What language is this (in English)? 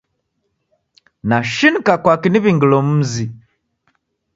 Taita